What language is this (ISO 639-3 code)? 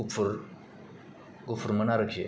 brx